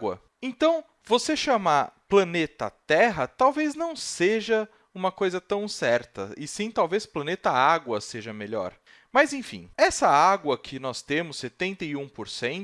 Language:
Portuguese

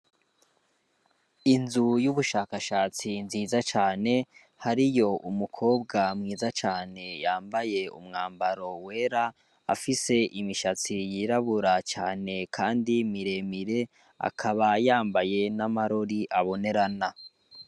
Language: Rundi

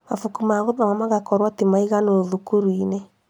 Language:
Kikuyu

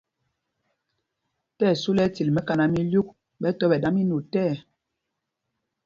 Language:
Mpumpong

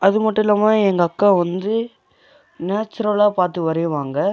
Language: Tamil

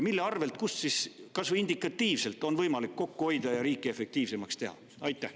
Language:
Estonian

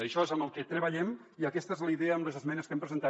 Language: Catalan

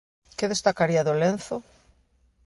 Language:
Galician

